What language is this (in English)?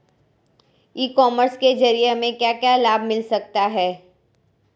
Hindi